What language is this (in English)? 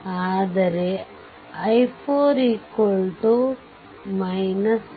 Kannada